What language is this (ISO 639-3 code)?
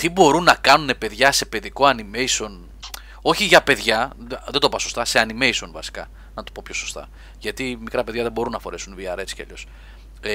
ell